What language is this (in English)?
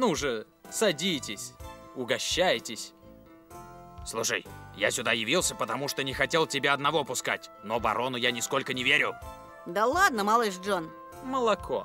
Russian